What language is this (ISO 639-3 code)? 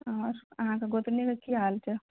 mai